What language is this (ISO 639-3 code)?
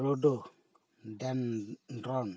sat